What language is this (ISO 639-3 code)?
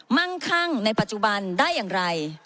tha